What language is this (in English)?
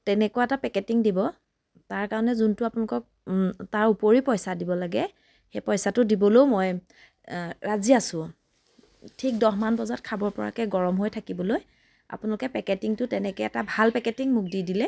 Assamese